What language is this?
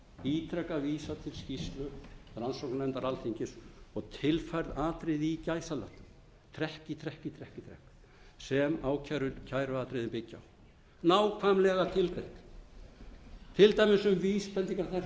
Icelandic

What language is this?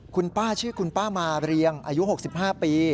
Thai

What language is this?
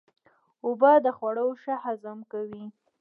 Pashto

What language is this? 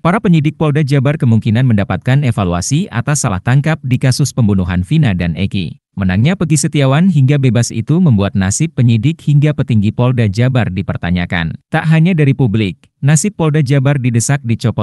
Indonesian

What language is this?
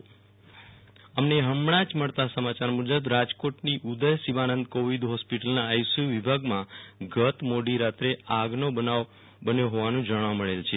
Gujarati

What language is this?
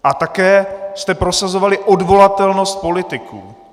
Czech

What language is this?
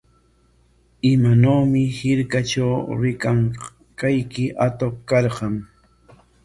Corongo Ancash Quechua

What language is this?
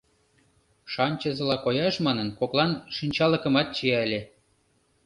Mari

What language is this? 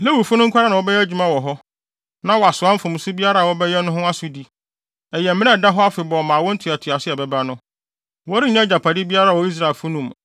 Akan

